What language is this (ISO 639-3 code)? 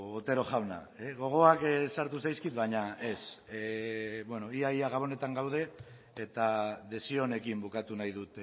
eus